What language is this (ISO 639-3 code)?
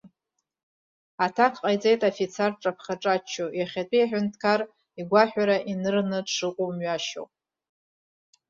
abk